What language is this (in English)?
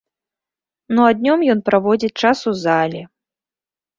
Belarusian